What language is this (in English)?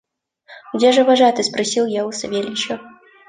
Russian